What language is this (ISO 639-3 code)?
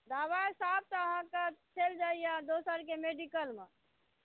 mai